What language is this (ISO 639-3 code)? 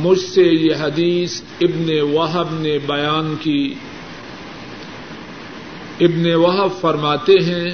urd